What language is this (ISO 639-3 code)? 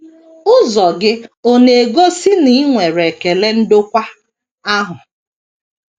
ibo